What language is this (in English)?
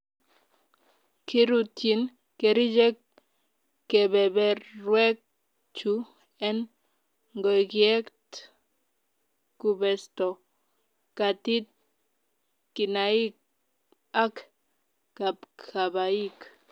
Kalenjin